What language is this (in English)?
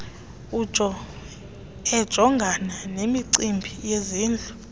Xhosa